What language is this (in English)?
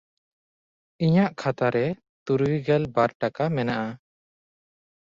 Santali